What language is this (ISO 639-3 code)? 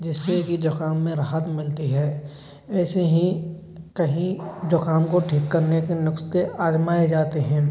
hin